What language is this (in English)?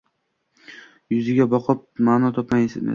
Uzbek